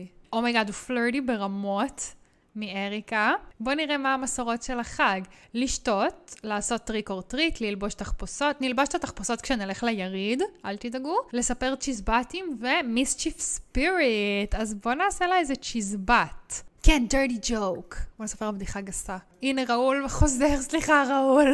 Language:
Hebrew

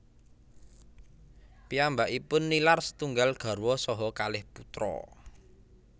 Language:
Javanese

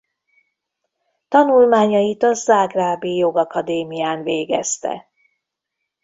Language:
Hungarian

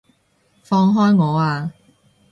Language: Cantonese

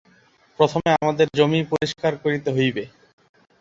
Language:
Bangla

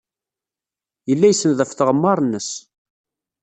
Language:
Kabyle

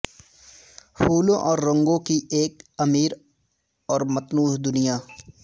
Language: Urdu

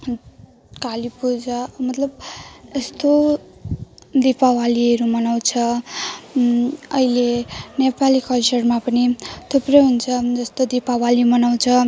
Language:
Nepali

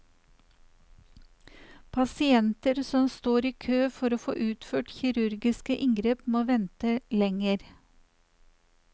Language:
Norwegian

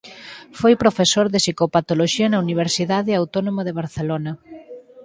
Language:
Galician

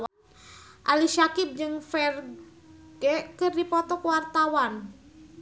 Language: Sundanese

